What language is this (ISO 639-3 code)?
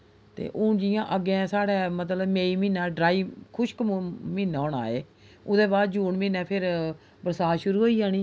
doi